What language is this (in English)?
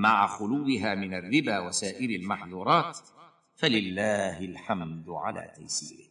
Arabic